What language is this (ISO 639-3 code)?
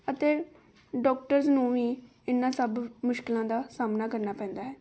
pan